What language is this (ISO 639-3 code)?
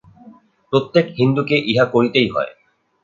ben